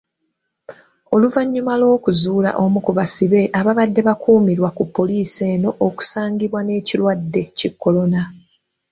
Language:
Ganda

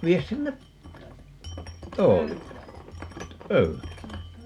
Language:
Finnish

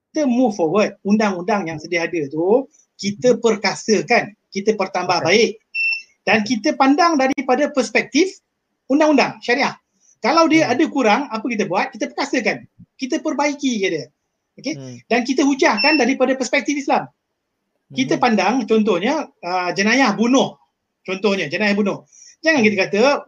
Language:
Malay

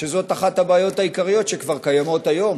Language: Hebrew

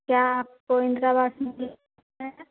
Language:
Hindi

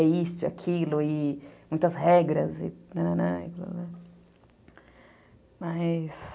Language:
Portuguese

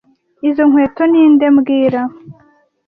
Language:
Kinyarwanda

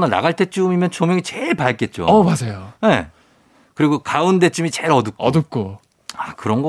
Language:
Korean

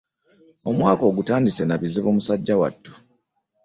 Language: Ganda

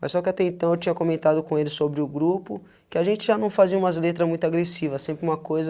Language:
Portuguese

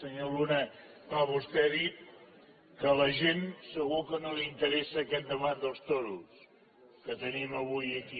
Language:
Catalan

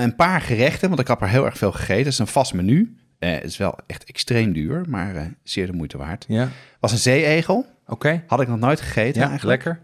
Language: Dutch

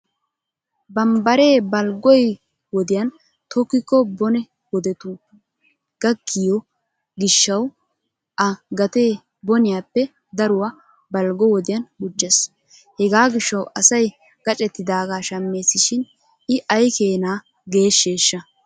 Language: Wolaytta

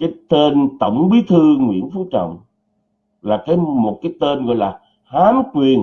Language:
Vietnamese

